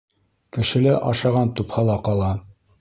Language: Bashkir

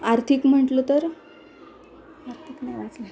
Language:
Marathi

